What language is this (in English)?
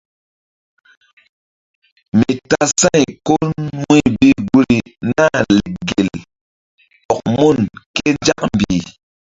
Mbum